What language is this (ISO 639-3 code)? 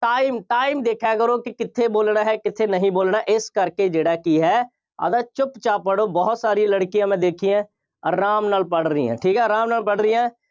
pan